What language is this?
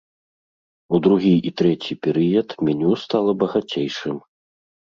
Belarusian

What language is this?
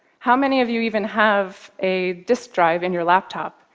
English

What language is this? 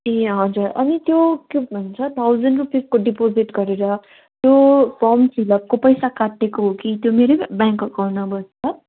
Nepali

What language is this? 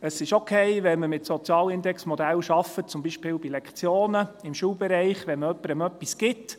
Swiss German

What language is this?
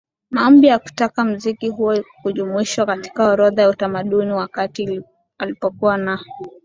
Swahili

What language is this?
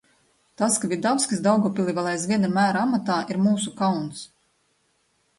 Latvian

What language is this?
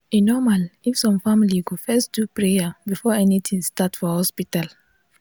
Nigerian Pidgin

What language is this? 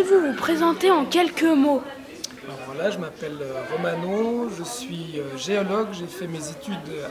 French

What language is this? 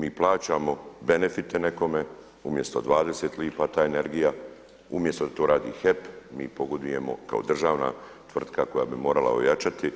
Croatian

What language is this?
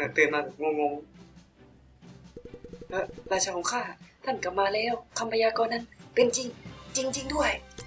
Thai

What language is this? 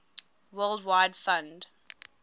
English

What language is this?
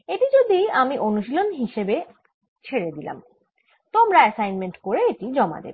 Bangla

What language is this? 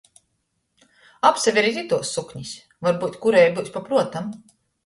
Latgalian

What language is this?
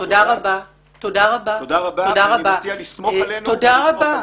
Hebrew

